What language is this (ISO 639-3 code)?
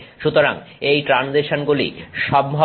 ben